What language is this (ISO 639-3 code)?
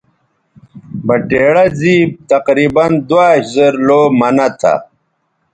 btv